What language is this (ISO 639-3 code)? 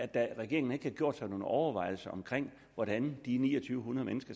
dan